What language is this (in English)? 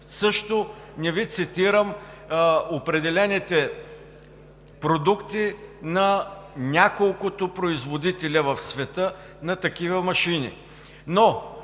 Bulgarian